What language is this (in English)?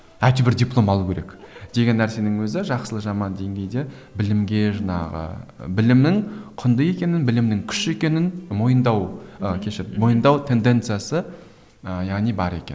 Kazakh